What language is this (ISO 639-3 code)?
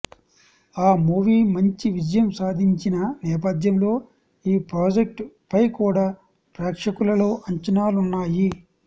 tel